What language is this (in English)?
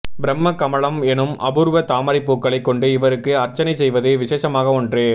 Tamil